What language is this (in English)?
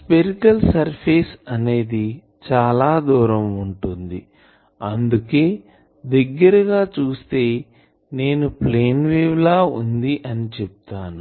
Telugu